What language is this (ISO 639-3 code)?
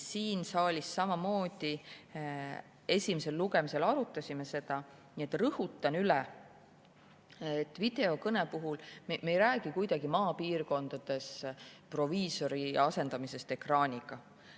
est